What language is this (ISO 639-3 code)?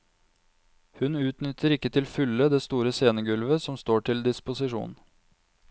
nor